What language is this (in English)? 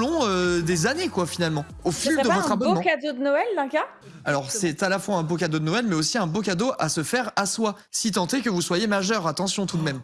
French